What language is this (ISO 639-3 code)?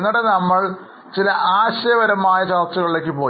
mal